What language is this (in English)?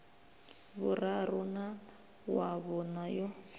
Venda